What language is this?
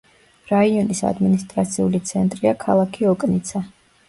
Georgian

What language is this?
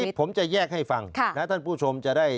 Thai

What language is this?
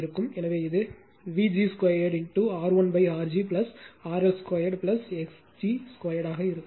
Tamil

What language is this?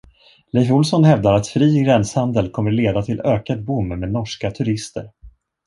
Swedish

